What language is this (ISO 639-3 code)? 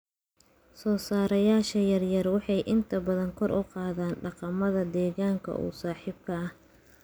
som